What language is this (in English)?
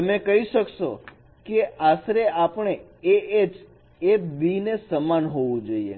Gujarati